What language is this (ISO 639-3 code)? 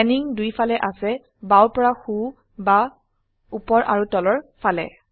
asm